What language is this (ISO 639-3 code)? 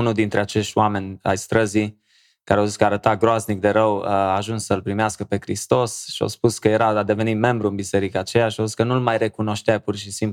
ron